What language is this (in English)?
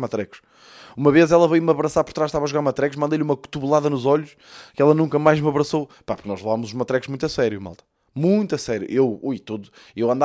Portuguese